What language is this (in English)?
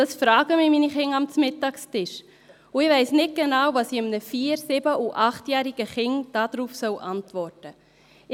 Swiss German